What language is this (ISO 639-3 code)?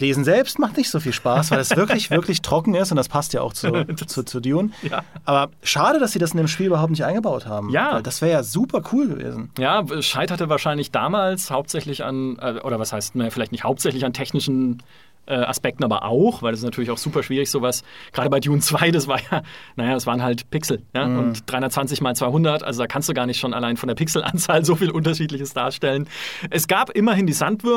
deu